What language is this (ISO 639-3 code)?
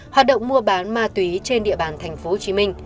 vie